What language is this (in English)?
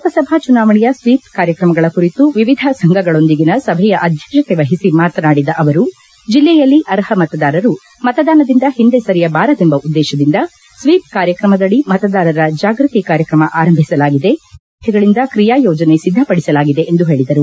Kannada